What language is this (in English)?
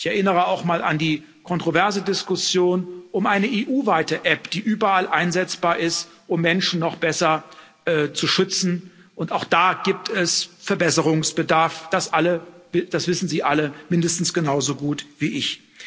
German